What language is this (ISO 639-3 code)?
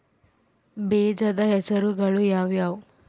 kan